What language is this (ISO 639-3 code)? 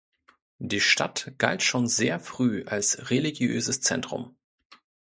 deu